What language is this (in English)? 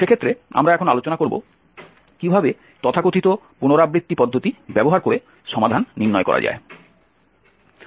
Bangla